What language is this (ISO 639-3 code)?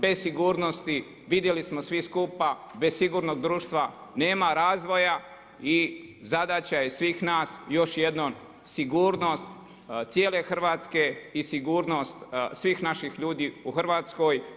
hrv